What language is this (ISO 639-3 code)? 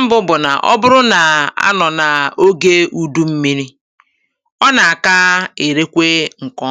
ibo